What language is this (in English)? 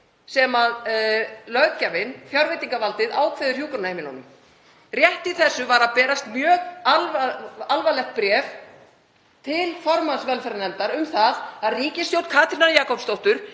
Icelandic